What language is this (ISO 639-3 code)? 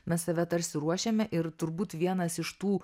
lit